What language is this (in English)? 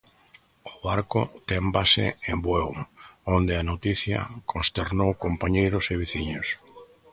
Galician